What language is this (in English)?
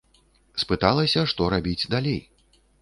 Belarusian